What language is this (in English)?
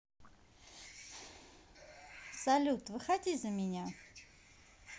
Russian